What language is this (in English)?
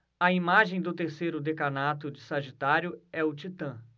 Portuguese